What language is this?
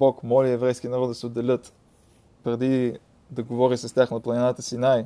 Bulgarian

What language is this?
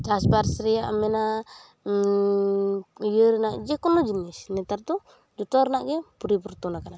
Santali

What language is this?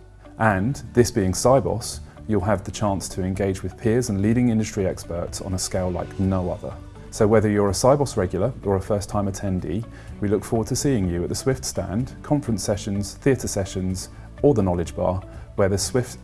English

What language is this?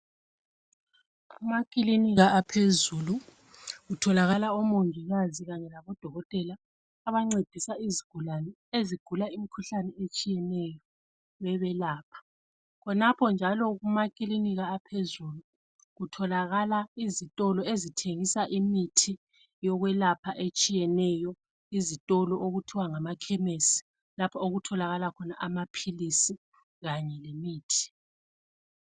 North Ndebele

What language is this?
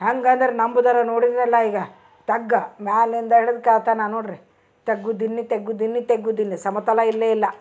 Kannada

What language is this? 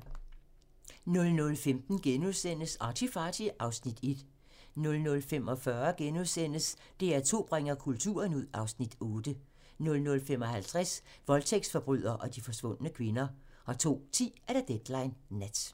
Danish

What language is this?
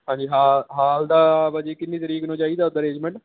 Punjabi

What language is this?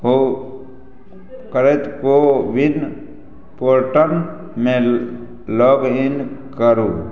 Maithili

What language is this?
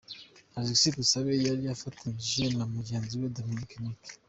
Kinyarwanda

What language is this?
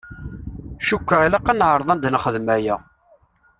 Kabyle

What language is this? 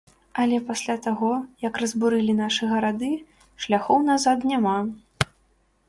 Belarusian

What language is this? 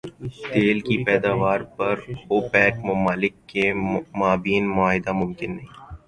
Urdu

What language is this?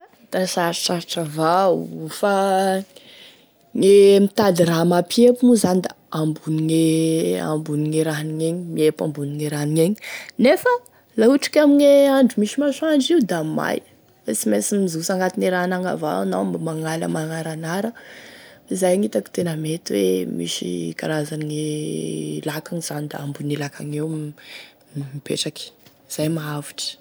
Tesaka Malagasy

